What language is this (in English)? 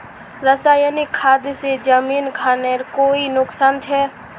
Magahi